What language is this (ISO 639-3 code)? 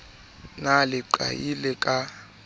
sot